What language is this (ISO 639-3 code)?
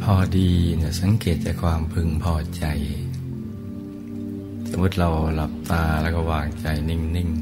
tha